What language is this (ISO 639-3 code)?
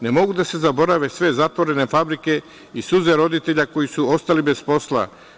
srp